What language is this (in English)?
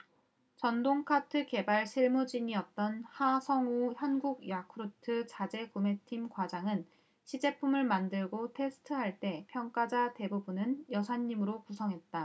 Korean